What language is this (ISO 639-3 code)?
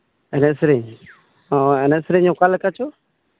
sat